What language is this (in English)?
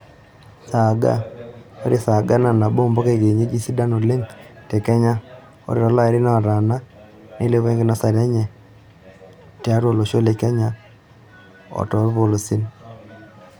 Masai